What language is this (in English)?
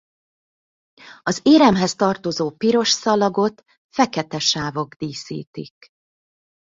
Hungarian